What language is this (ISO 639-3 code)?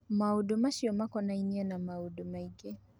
kik